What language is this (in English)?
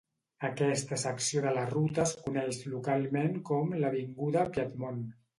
Catalan